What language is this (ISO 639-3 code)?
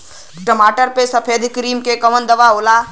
bho